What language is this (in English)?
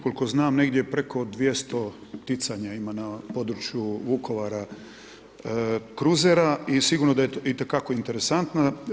Croatian